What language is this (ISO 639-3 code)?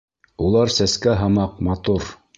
bak